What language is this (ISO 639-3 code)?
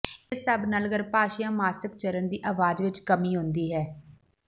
pan